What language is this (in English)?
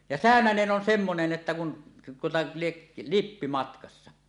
Finnish